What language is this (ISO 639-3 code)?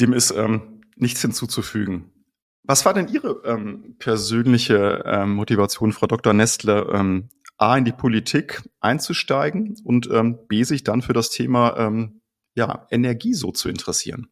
deu